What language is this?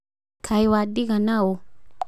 Kikuyu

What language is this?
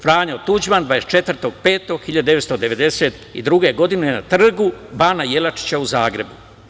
Serbian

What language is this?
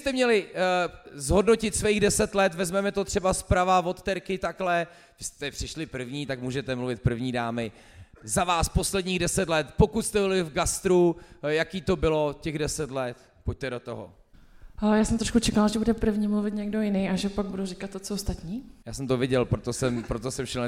Czech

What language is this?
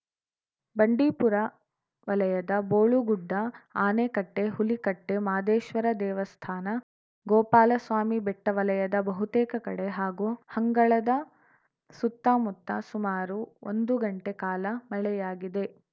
Kannada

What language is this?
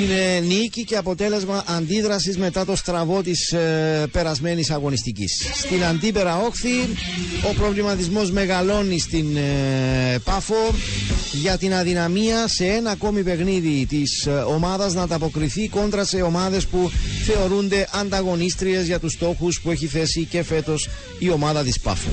Greek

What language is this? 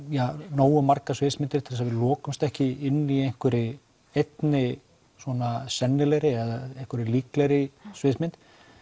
Icelandic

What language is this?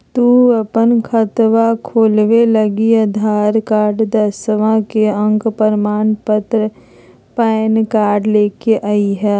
Magahi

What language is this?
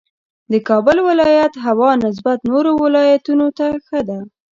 Pashto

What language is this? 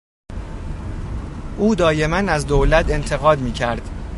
Persian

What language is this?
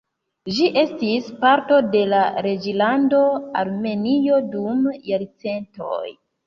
Esperanto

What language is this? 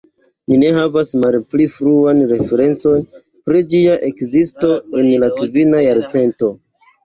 Esperanto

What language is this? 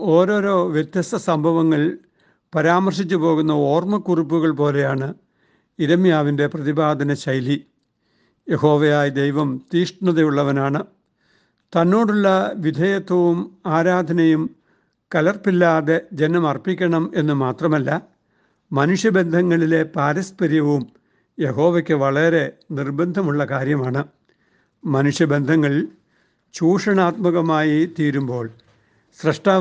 Malayalam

